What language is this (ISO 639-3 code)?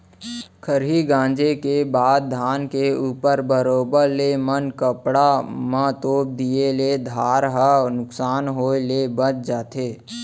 hne